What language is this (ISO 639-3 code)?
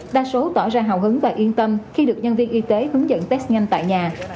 vie